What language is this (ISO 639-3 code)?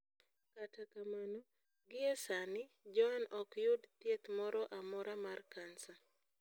luo